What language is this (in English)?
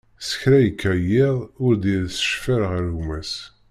Kabyle